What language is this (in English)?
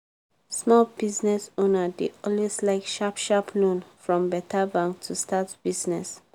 Nigerian Pidgin